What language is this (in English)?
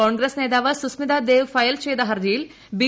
Malayalam